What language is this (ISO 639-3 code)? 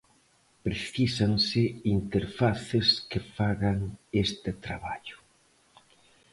glg